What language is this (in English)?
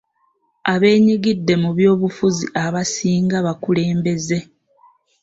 Ganda